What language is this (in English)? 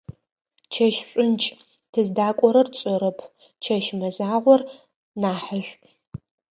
Adyghe